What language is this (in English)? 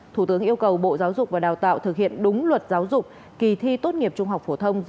Vietnamese